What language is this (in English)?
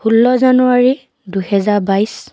Assamese